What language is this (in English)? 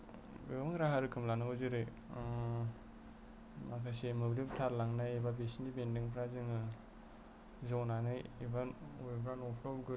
Bodo